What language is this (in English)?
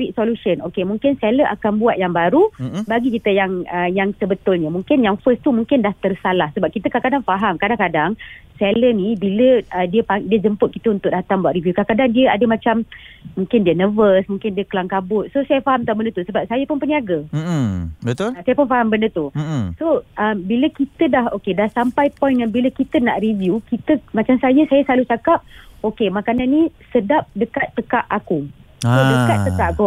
Malay